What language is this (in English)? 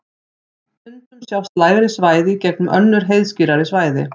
Icelandic